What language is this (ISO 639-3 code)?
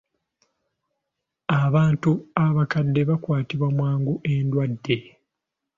lug